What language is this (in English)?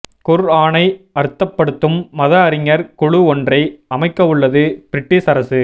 Tamil